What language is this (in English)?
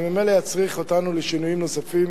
Hebrew